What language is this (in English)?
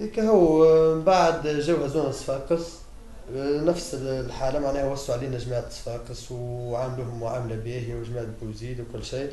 Arabic